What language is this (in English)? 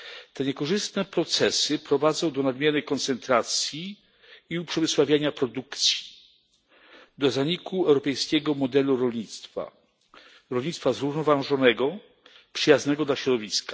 Polish